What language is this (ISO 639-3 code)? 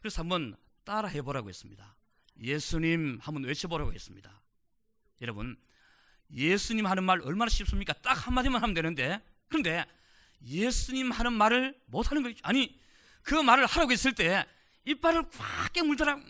kor